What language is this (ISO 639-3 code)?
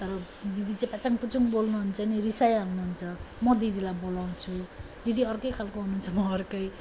nep